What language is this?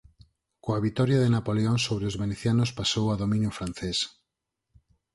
Galician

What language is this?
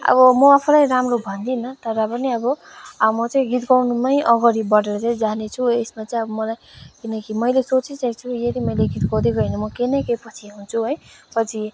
Nepali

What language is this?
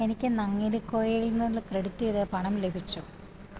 Malayalam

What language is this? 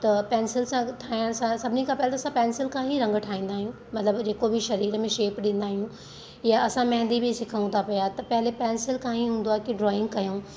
Sindhi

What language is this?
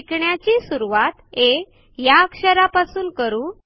Marathi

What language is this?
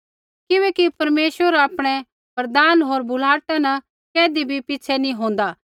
Kullu Pahari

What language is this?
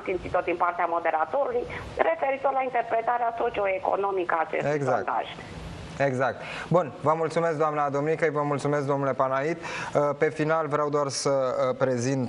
Romanian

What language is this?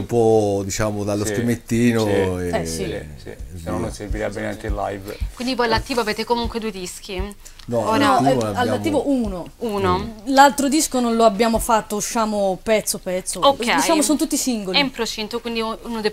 Italian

